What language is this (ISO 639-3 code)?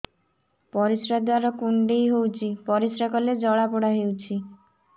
ori